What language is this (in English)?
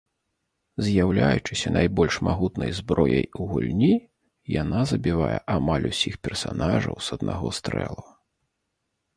Belarusian